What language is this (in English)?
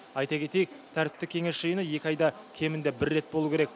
Kazakh